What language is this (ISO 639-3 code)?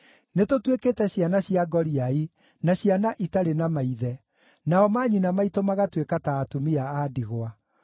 kik